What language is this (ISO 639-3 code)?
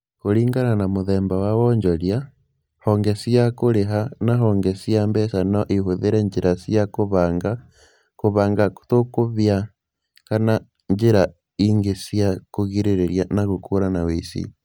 kik